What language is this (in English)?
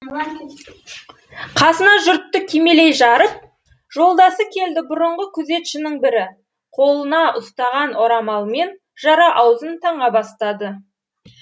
Kazakh